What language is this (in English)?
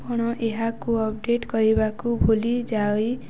Odia